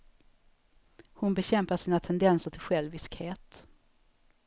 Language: Swedish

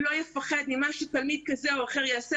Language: Hebrew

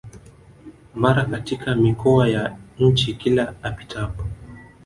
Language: Swahili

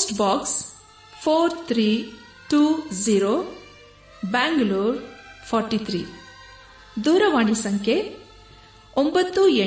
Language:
Kannada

